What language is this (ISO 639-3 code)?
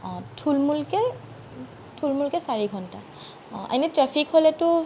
asm